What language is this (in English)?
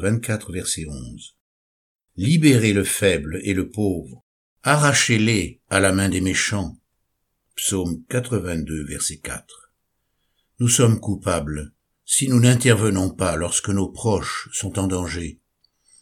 French